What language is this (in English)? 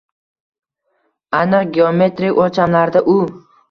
Uzbek